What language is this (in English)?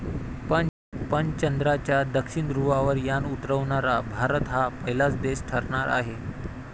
Marathi